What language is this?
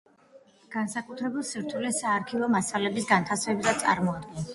Georgian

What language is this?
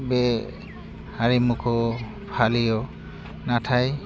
Bodo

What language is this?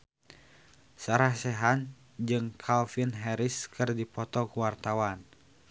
Sundanese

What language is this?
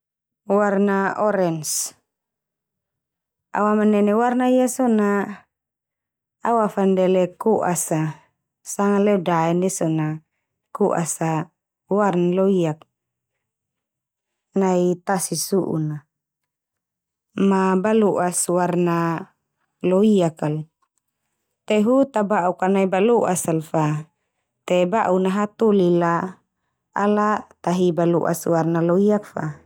Termanu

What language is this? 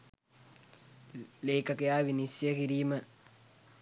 Sinhala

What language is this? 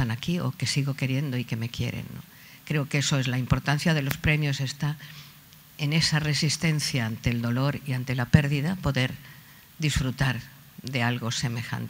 Spanish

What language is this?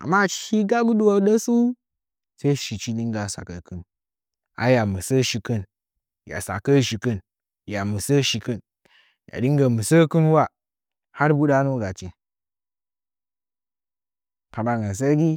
Nzanyi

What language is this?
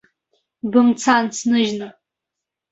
Abkhazian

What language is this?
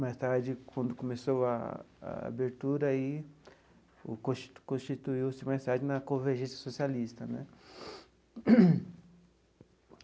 Portuguese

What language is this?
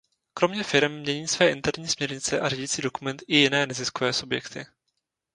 Czech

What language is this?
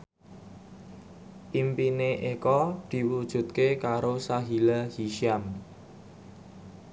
Javanese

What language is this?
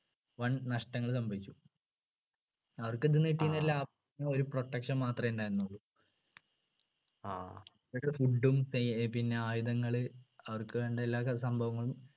Malayalam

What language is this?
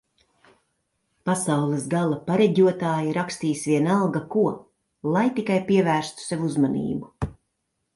Latvian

